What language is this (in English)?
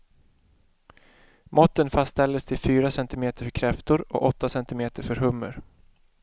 Swedish